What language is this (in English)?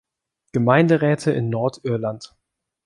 German